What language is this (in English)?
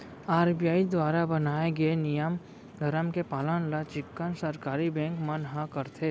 Chhattisgarhi